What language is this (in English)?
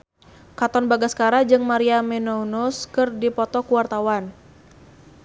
Sundanese